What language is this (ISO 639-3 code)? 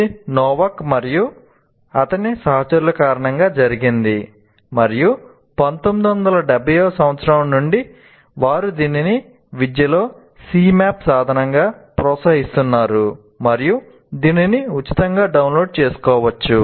tel